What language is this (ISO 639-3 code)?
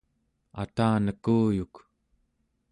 esu